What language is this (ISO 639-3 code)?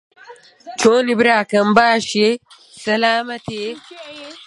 ckb